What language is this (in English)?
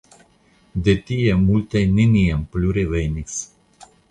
Esperanto